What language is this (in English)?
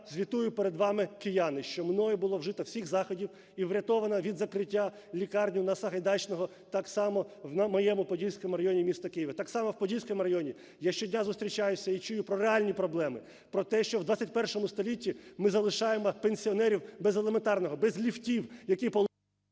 Ukrainian